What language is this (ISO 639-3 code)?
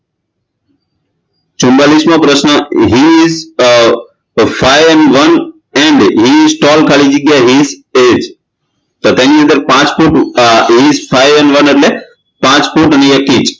guj